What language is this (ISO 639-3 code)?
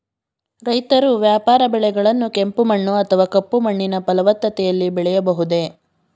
kan